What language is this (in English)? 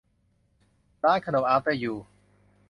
Thai